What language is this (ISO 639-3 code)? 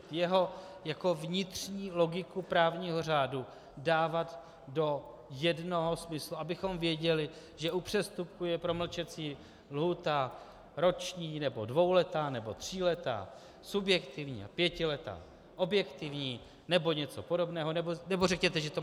ces